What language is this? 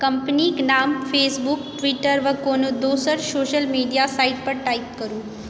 Maithili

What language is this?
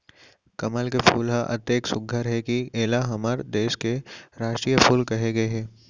Chhattisgarhi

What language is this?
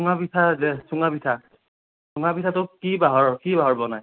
Assamese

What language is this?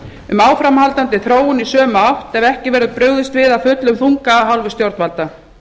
Icelandic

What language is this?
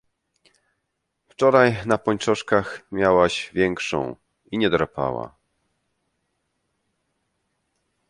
Polish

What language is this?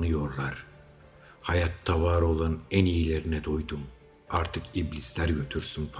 Turkish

